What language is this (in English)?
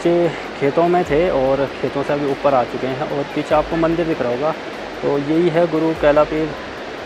Hindi